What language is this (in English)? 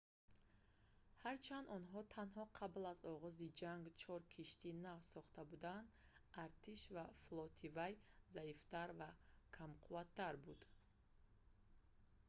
Tajik